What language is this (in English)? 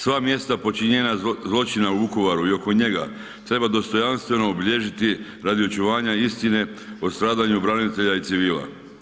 Croatian